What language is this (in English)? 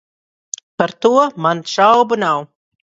Latvian